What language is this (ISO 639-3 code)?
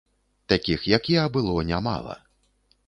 bel